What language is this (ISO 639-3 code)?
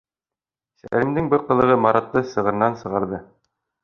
bak